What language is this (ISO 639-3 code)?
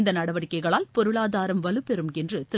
tam